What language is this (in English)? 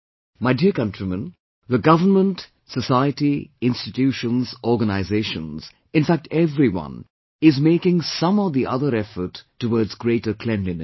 English